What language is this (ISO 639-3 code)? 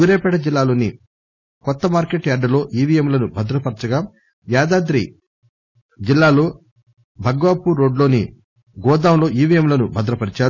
tel